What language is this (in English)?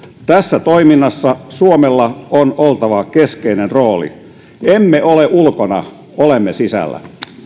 Finnish